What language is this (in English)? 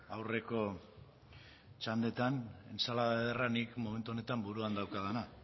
Basque